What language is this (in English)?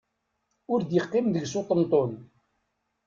Kabyle